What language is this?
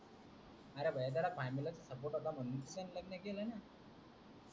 Marathi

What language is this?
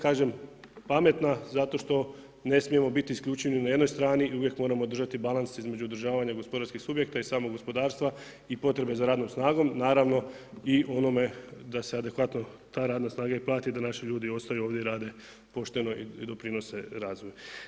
Croatian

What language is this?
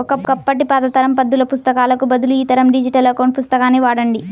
Telugu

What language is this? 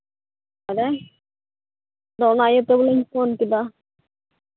Santali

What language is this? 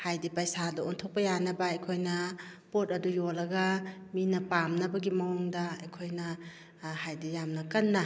Manipuri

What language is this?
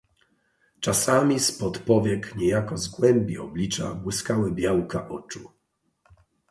Polish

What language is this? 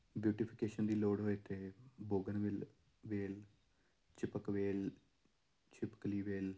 Punjabi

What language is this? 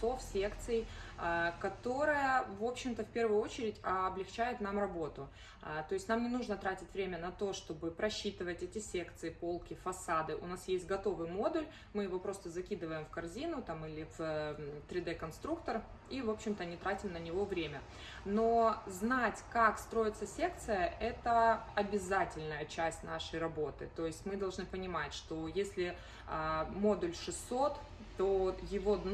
Russian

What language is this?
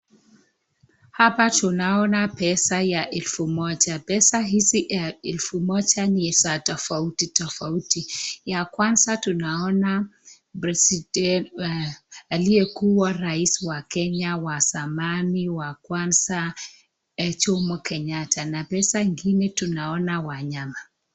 Swahili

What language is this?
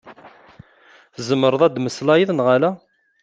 Kabyle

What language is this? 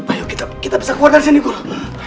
Indonesian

